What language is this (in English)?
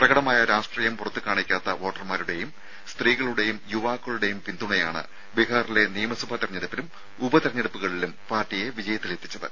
Malayalam